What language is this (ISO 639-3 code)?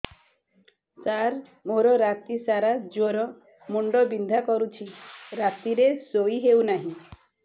ori